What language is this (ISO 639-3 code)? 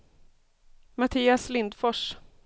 swe